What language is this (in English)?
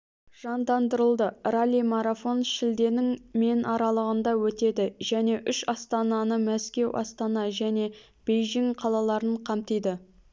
Kazakh